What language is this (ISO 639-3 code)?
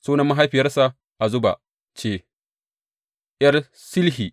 hau